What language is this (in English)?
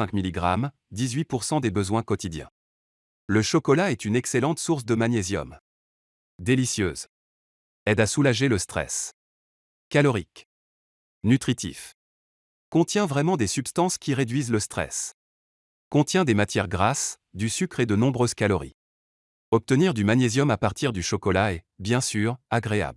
French